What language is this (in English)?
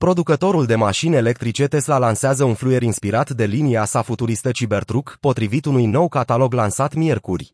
Romanian